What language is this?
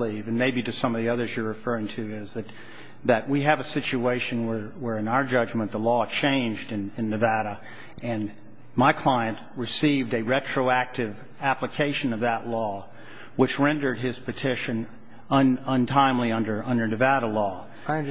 English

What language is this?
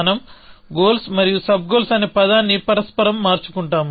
Telugu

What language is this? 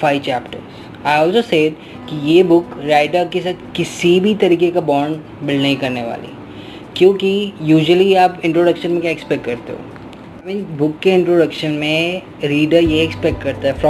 Hindi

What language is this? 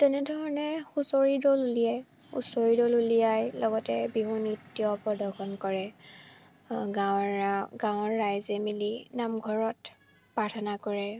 Assamese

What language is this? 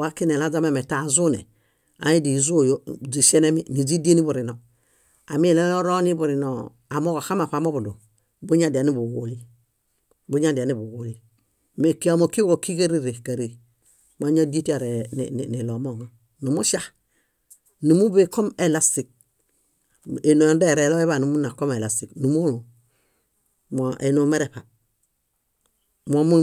Bayot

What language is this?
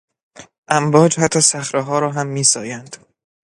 Persian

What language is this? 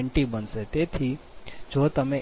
Gujarati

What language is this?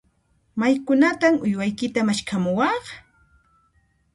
Puno Quechua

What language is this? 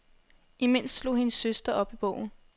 Danish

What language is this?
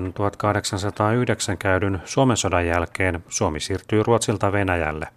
Finnish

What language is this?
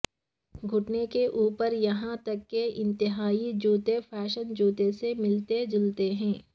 Urdu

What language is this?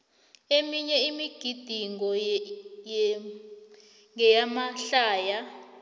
South Ndebele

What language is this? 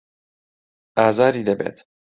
Central Kurdish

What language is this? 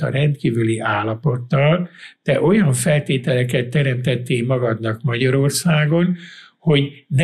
Hungarian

